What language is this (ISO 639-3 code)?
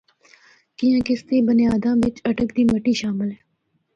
hno